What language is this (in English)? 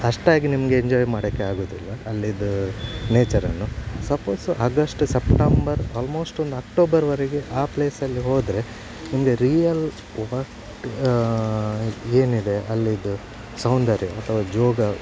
Kannada